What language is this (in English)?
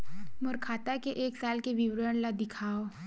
Chhattisgarhi